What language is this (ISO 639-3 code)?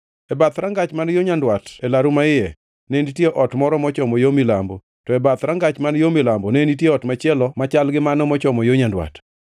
luo